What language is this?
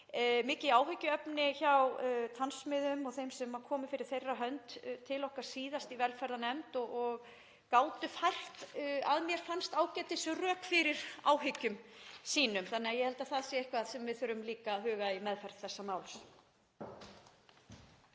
Icelandic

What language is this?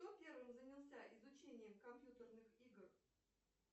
Russian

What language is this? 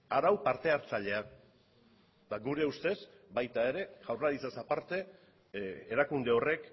Basque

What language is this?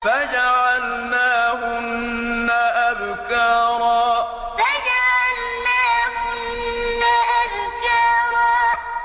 Arabic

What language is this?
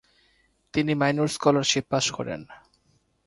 Bangla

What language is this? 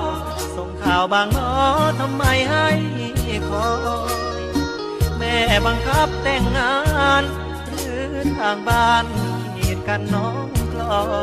Thai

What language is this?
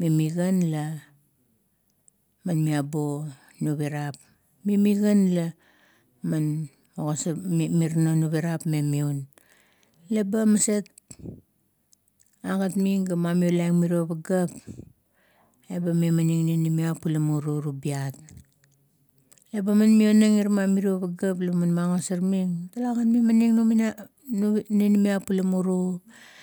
Kuot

